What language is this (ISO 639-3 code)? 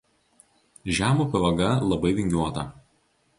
lit